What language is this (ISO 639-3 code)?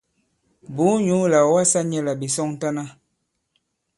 abb